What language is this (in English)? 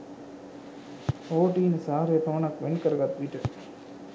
Sinhala